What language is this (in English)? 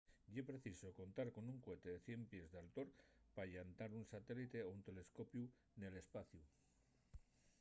Asturian